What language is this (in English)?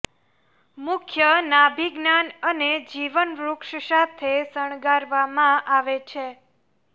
Gujarati